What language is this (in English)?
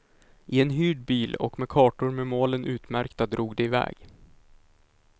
Swedish